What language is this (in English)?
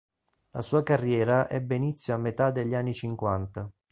Italian